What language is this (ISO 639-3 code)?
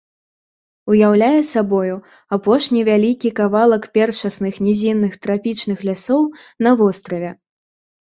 bel